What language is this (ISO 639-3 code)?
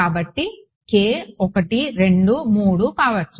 tel